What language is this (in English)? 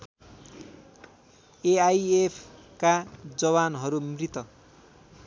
Nepali